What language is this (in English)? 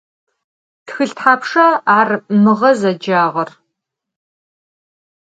Adyghe